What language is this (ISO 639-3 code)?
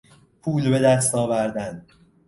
fas